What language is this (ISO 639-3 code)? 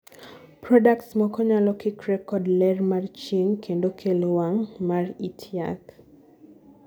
luo